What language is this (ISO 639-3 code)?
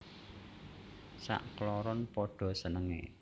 jav